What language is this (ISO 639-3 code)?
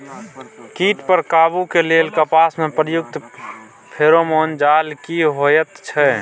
mai